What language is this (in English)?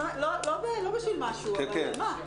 Hebrew